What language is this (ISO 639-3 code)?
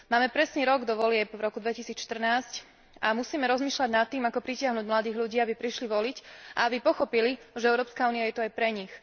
slk